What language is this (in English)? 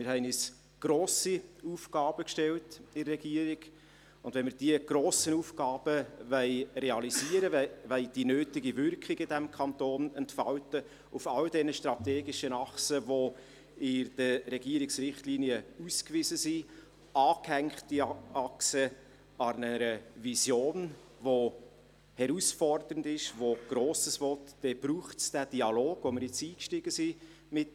Swiss German